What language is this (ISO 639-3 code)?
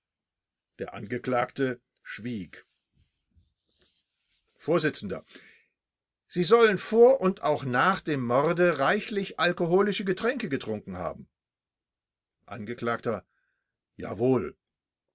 deu